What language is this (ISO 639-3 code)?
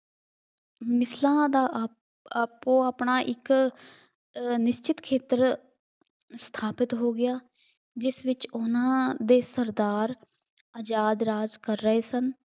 pan